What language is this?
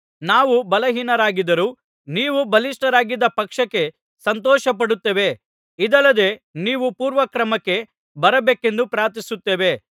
Kannada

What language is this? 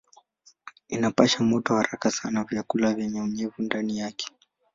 Swahili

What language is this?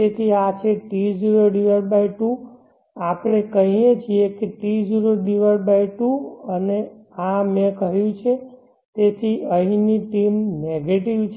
Gujarati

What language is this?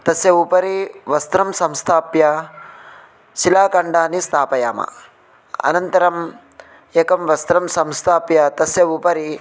Sanskrit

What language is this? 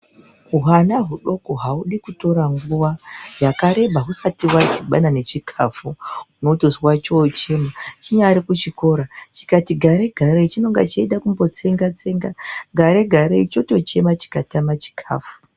Ndau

